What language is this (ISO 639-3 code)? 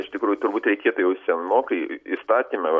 lit